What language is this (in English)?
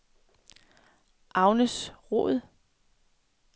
Danish